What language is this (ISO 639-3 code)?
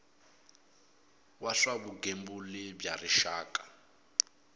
tso